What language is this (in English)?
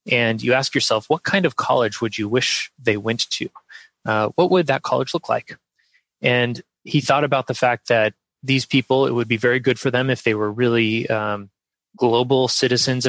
English